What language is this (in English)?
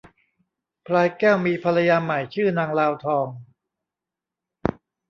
Thai